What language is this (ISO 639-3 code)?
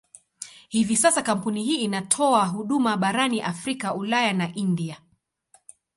swa